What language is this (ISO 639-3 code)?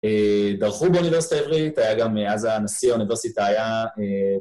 heb